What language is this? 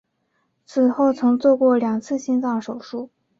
Chinese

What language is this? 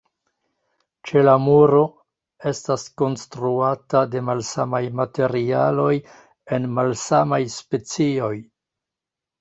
Esperanto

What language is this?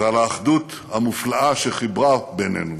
Hebrew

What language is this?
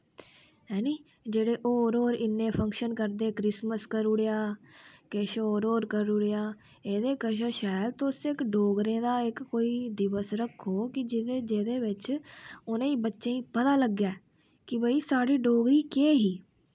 Dogri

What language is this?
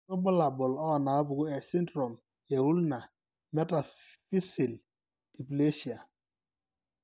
Masai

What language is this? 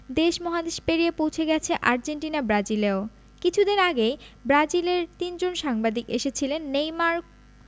Bangla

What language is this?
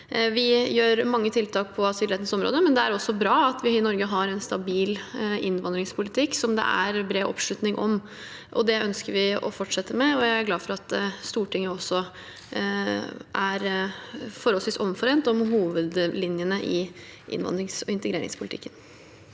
Norwegian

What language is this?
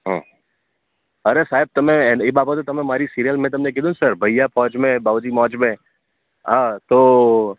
Gujarati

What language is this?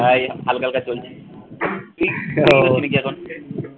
Bangla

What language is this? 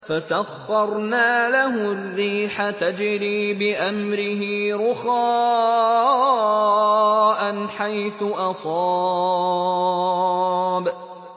Arabic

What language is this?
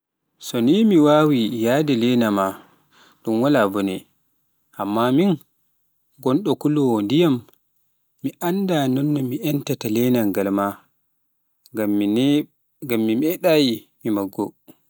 Pular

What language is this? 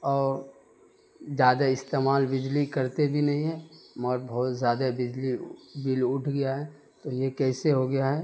Urdu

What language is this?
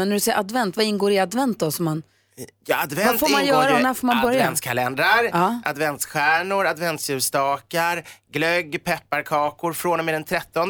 Swedish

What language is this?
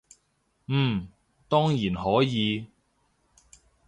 Cantonese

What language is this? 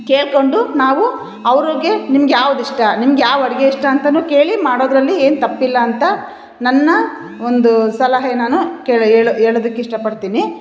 Kannada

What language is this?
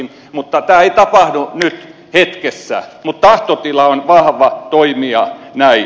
Finnish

